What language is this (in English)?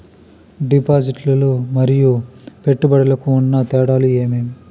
Telugu